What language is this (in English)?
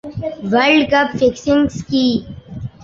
Urdu